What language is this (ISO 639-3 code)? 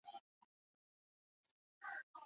zho